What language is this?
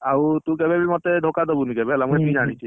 Odia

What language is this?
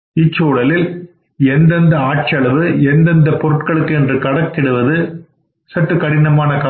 Tamil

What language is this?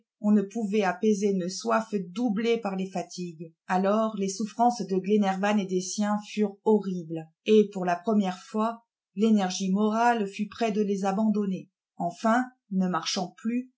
French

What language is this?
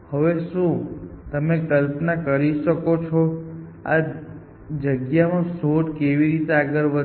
Gujarati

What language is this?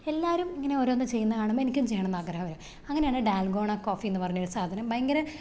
Malayalam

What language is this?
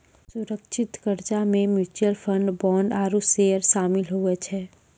Maithili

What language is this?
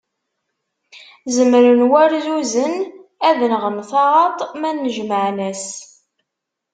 Kabyle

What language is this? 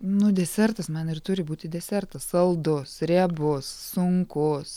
Lithuanian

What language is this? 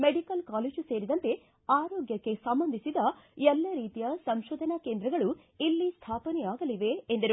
Kannada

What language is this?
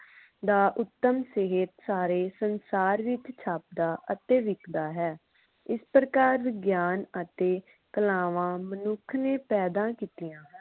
Punjabi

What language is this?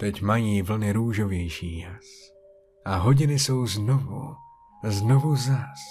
Czech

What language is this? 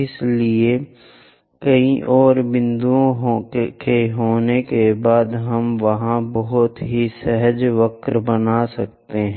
Hindi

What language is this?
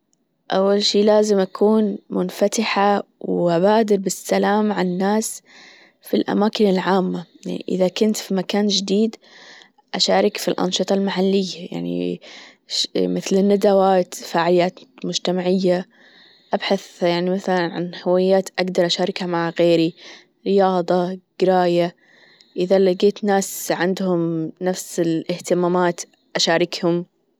Gulf Arabic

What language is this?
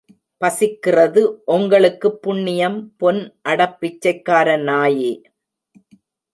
Tamil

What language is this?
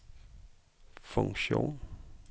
Danish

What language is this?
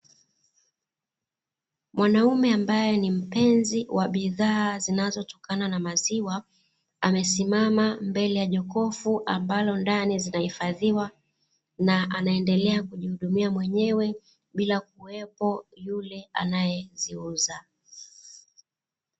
Swahili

